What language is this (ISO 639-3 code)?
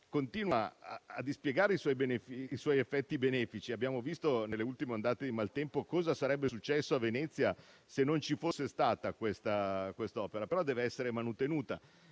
ita